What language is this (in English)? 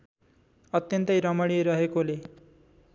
Nepali